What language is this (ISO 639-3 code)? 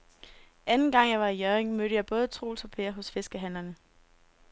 dan